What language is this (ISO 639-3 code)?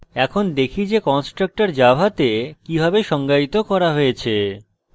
ben